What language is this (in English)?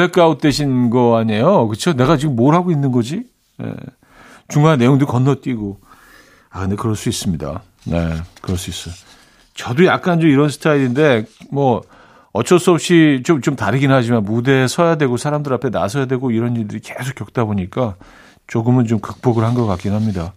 Korean